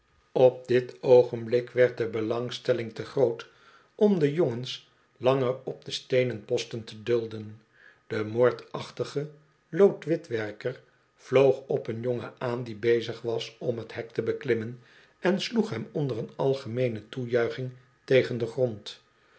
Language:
Dutch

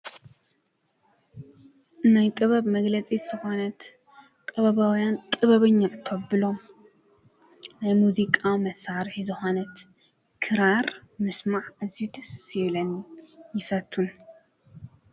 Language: Tigrinya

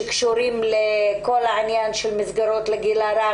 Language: Hebrew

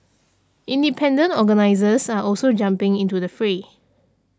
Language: English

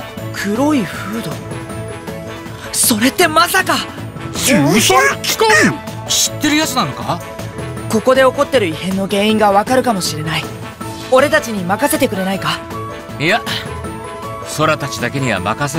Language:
Japanese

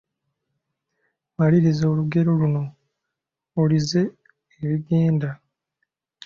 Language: Ganda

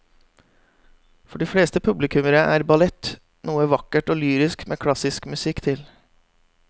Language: Norwegian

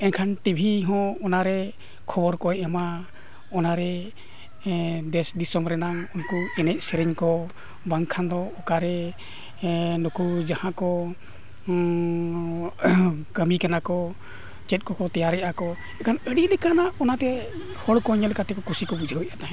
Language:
Santali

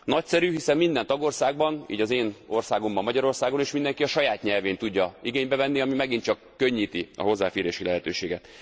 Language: Hungarian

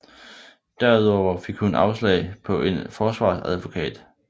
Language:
Danish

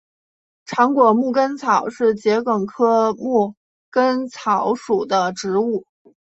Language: Chinese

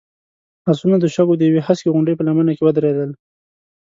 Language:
Pashto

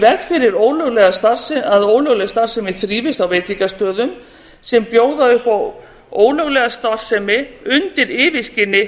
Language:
Icelandic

